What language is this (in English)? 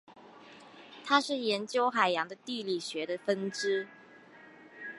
Chinese